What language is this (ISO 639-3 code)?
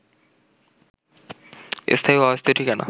ben